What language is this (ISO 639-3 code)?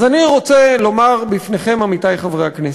heb